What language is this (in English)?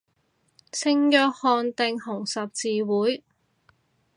Cantonese